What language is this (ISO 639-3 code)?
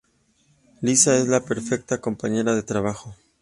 spa